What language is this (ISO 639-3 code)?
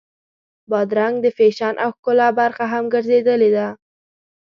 pus